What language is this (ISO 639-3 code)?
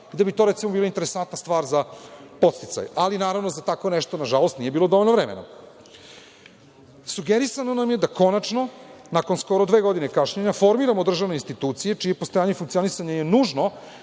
srp